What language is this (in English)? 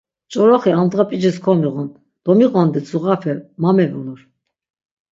Laz